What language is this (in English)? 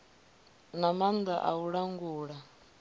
Venda